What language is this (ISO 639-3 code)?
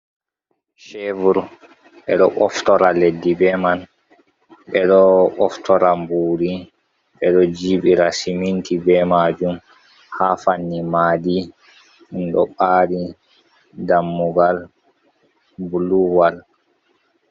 ful